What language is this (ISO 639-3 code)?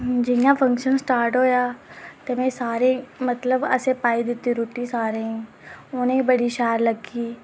doi